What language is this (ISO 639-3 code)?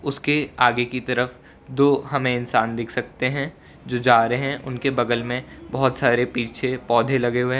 hin